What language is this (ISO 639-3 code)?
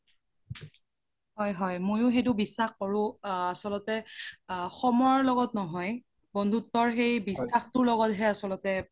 asm